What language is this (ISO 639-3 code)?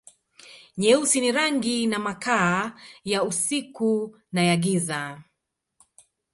swa